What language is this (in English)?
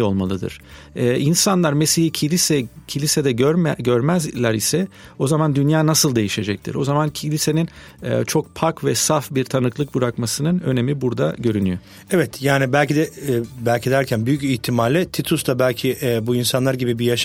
Turkish